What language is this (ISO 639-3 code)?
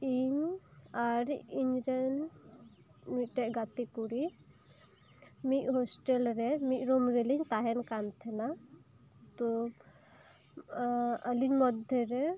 sat